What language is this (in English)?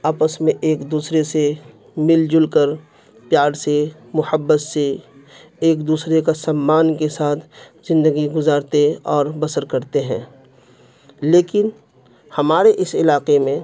Urdu